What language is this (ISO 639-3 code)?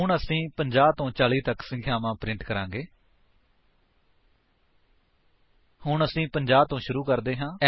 pan